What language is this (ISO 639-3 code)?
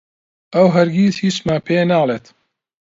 ckb